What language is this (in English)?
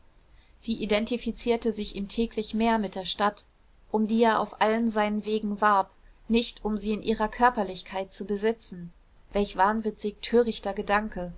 German